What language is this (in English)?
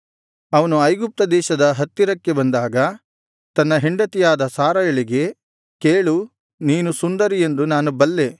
Kannada